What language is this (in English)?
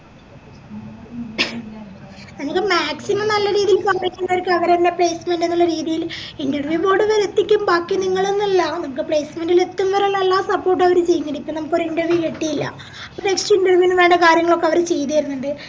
Malayalam